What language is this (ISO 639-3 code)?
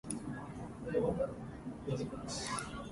jpn